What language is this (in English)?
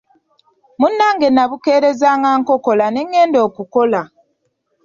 Ganda